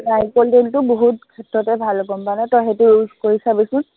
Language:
Assamese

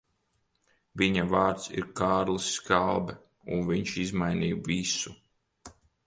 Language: Latvian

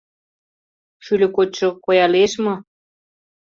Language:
Mari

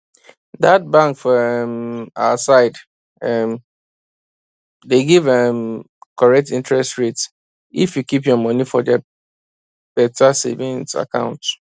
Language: Nigerian Pidgin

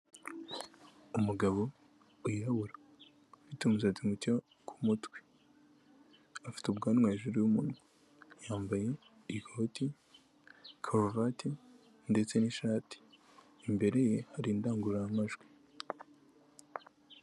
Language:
Kinyarwanda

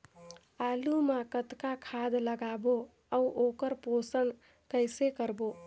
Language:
Chhattisgarhi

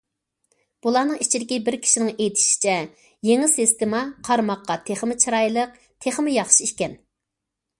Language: Uyghur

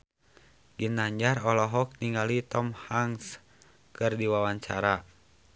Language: Sundanese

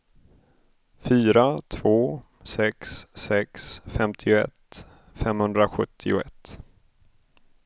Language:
Swedish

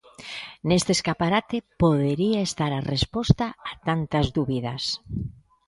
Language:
Galician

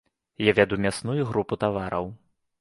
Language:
Belarusian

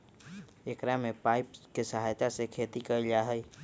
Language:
Magahi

